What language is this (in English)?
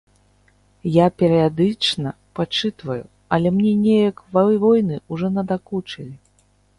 Belarusian